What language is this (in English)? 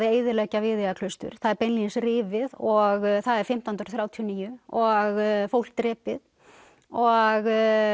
Icelandic